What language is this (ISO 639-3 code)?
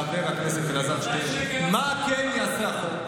heb